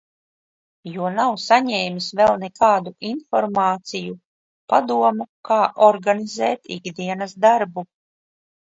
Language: Latvian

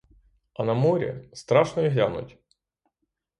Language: Ukrainian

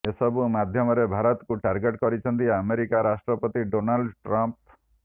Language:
Odia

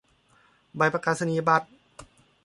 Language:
Thai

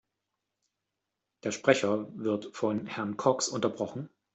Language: German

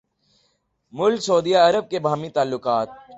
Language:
Urdu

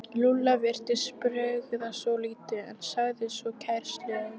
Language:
Icelandic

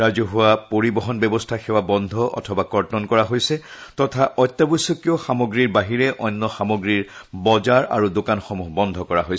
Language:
Assamese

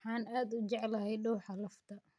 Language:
Somali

